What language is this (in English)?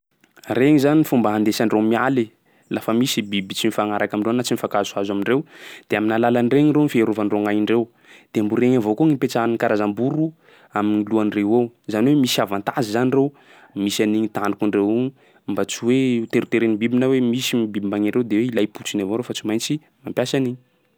Sakalava Malagasy